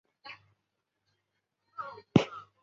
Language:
Chinese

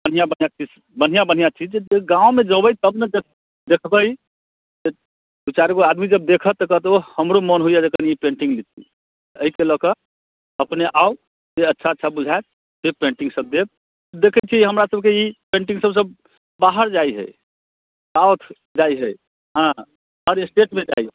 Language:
Maithili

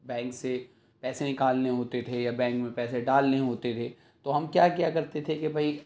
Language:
Urdu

